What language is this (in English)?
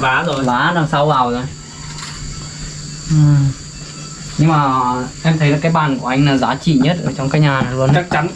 Vietnamese